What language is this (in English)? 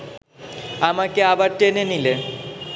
Bangla